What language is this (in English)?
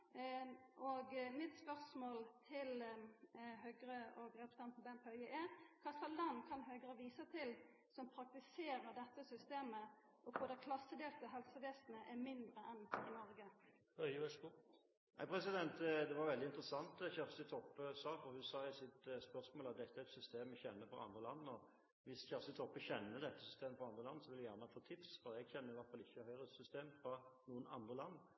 Norwegian